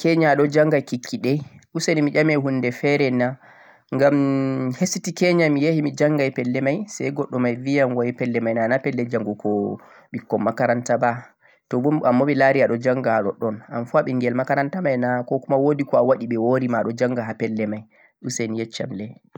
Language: Central-Eastern Niger Fulfulde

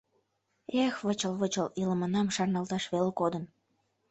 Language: Mari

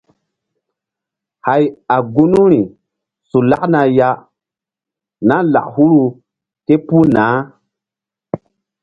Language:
Mbum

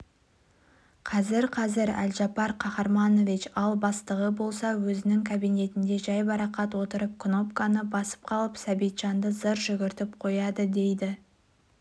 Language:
Kazakh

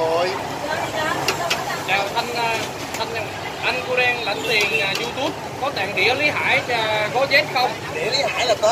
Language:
Vietnamese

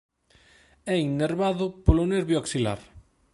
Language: Galician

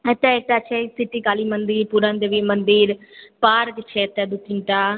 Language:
Maithili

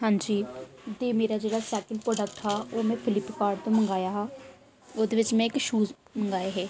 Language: Dogri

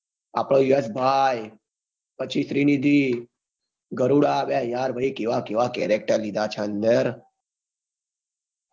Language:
Gujarati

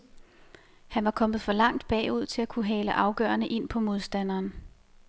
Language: Danish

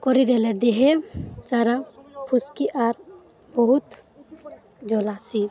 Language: Odia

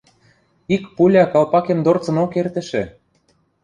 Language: Western Mari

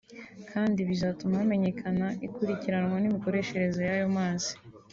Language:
Kinyarwanda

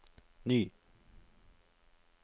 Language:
Norwegian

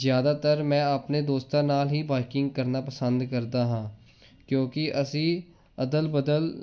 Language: Punjabi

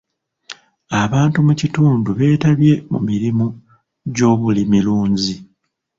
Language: Ganda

